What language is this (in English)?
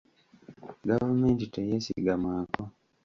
Ganda